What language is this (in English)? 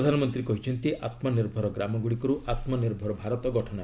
Odia